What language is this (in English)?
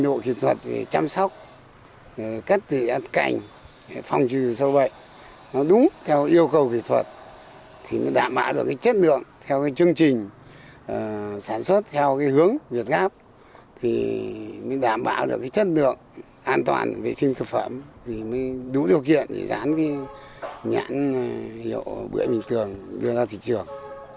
Vietnamese